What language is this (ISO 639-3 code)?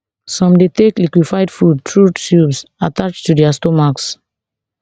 pcm